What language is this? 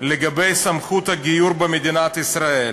Hebrew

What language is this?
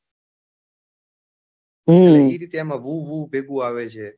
Gujarati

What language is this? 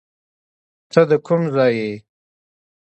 Pashto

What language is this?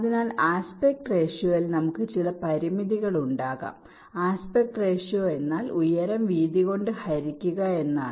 Malayalam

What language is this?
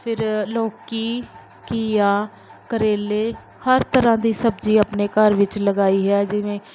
Punjabi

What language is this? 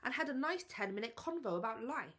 English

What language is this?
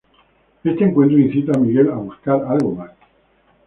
Spanish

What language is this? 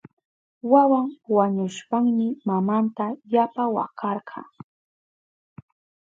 Southern Pastaza Quechua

